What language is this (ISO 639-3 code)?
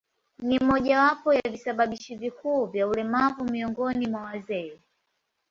swa